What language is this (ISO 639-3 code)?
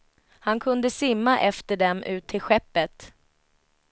swe